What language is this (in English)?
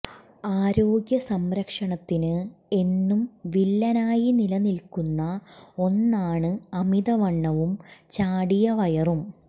Malayalam